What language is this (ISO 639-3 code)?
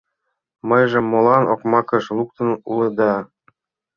chm